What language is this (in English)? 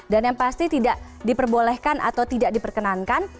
Indonesian